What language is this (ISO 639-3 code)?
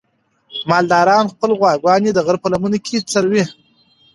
pus